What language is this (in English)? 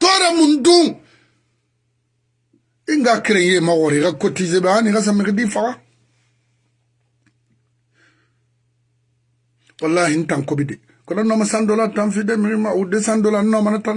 French